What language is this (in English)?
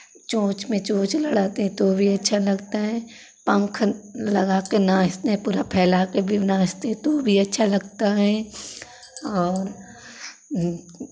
Hindi